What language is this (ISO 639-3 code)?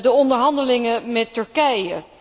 nld